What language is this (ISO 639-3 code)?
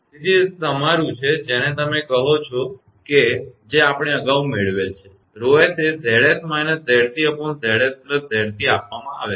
guj